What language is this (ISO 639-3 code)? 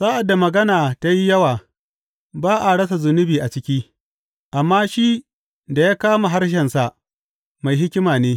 hau